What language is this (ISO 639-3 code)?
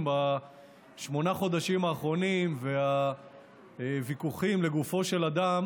heb